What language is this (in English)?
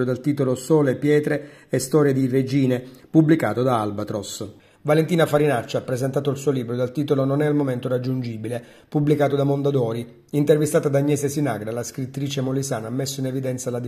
Italian